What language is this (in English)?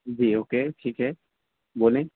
Urdu